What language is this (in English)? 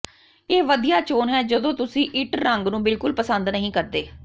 Punjabi